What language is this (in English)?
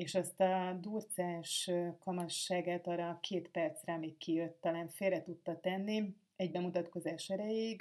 Hungarian